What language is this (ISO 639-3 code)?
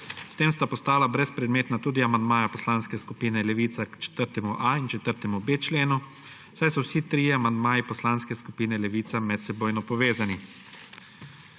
slv